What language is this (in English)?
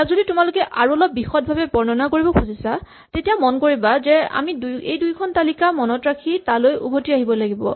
Assamese